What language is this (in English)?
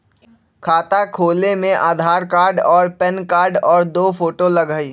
Magahi